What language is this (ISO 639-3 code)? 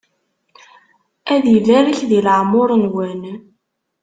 kab